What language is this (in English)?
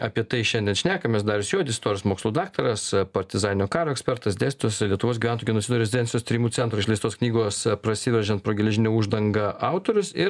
Lithuanian